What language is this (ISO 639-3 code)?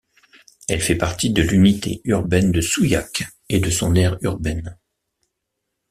fra